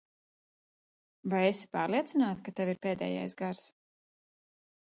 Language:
Latvian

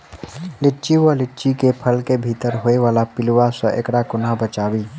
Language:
Maithili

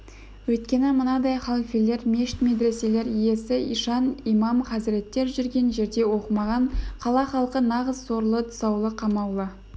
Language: Kazakh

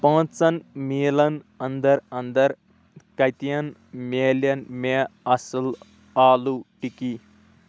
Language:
Kashmiri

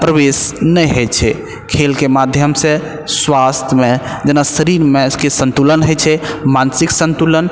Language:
Maithili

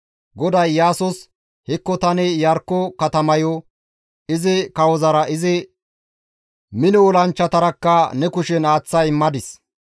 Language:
Gamo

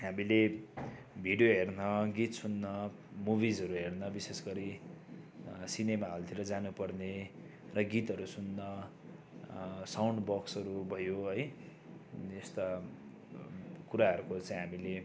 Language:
Nepali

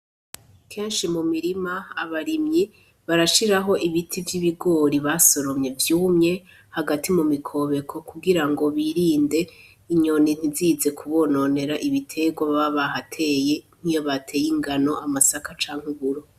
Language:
Rundi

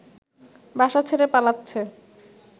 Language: Bangla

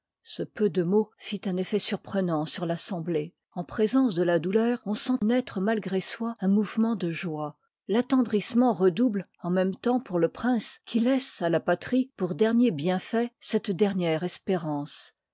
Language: French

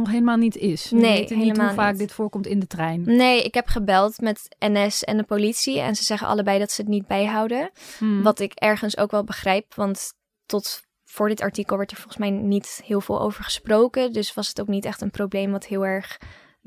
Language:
Dutch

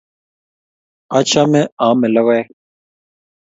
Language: Kalenjin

